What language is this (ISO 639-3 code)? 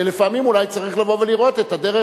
heb